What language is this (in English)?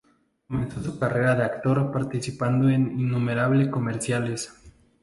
Spanish